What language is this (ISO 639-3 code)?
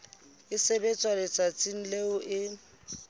sot